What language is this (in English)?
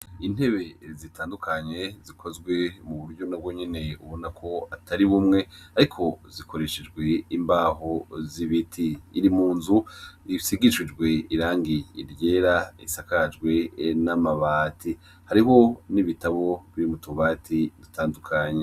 Rundi